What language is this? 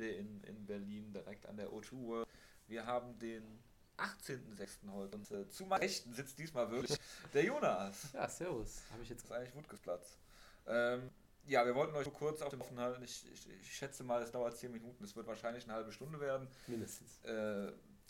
German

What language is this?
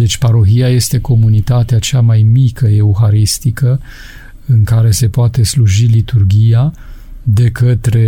Romanian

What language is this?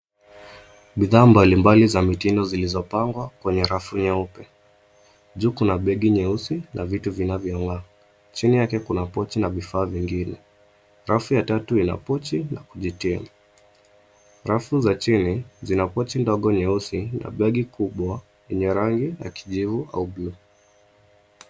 Swahili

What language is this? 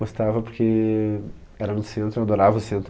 Portuguese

